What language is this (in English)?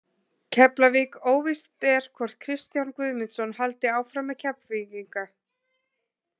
Icelandic